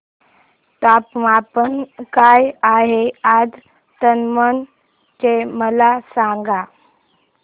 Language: Marathi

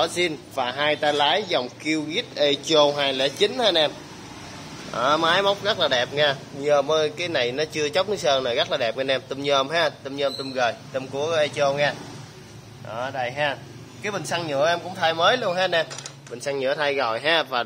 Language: Vietnamese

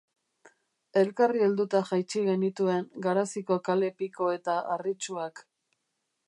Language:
Basque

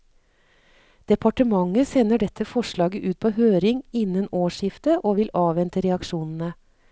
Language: Norwegian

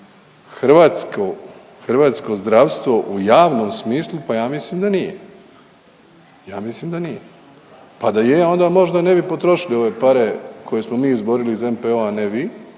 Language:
Croatian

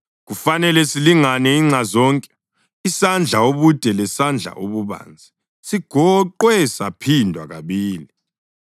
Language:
North Ndebele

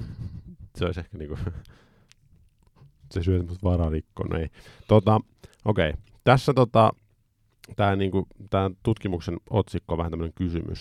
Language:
Finnish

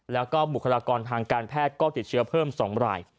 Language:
Thai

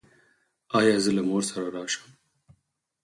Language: Pashto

